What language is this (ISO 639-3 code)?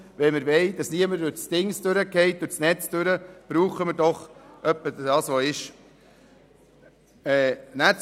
gsw